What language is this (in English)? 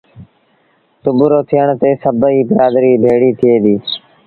Sindhi Bhil